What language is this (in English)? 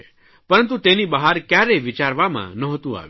Gujarati